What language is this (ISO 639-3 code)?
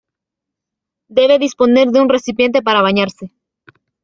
spa